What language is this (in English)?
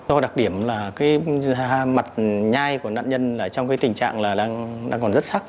Vietnamese